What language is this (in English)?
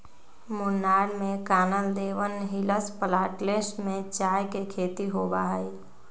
Magahi